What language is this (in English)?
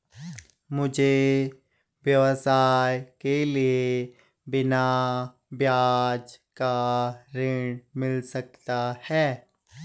Hindi